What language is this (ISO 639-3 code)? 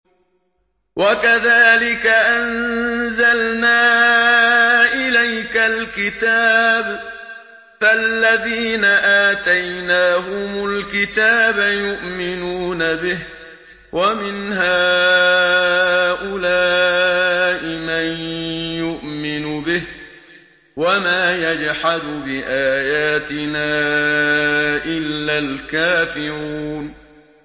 ara